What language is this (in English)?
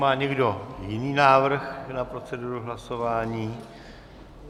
Czech